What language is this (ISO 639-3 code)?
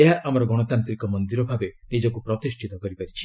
ori